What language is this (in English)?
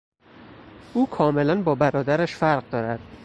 Persian